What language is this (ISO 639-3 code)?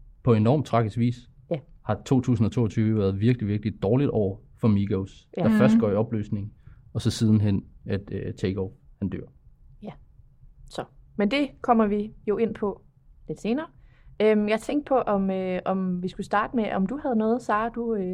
dan